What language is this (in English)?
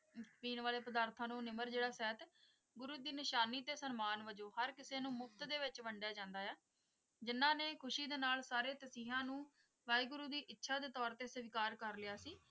Punjabi